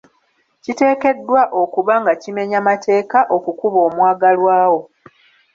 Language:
Ganda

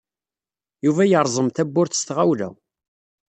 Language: Kabyle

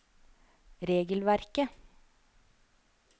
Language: Norwegian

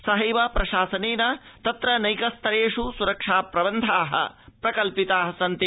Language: Sanskrit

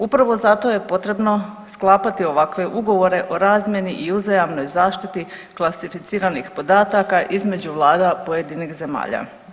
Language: Croatian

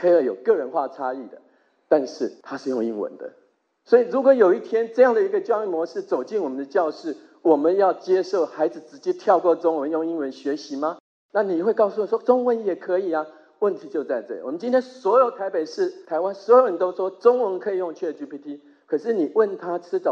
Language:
Chinese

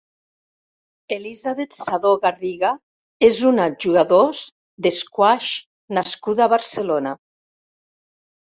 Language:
Catalan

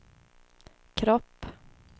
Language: Swedish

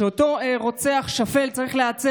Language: Hebrew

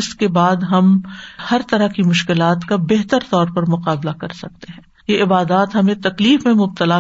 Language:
Urdu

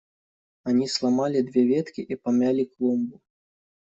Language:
Russian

